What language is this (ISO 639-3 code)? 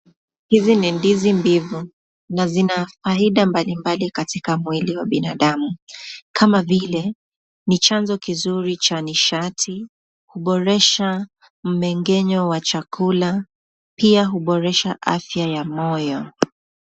swa